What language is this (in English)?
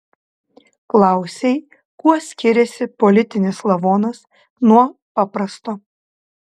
Lithuanian